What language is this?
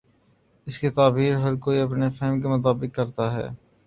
Urdu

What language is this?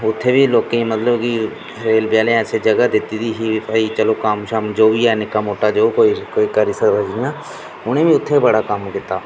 Dogri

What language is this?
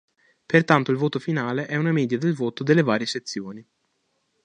Italian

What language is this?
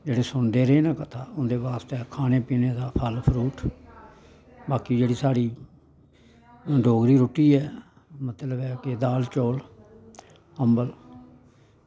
Dogri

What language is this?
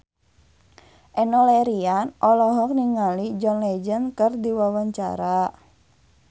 Sundanese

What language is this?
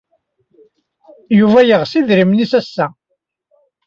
Kabyle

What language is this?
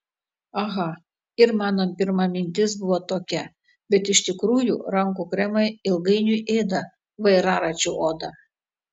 Lithuanian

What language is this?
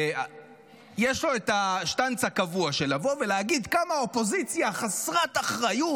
Hebrew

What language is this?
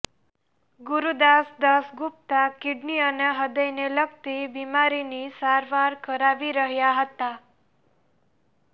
Gujarati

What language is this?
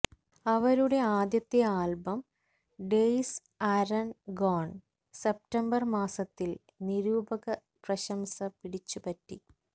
Malayalam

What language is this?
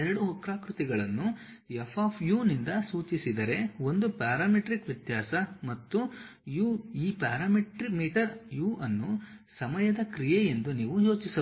Kannada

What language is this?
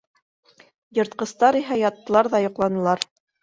Bashkir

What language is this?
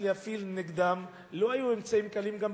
Hebrew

